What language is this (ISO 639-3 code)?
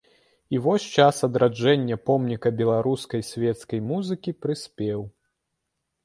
bel